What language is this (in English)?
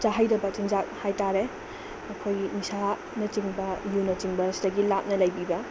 Manipuri